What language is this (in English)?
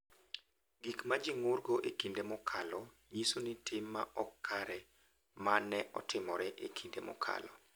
Luo (Kenya and Tanzania)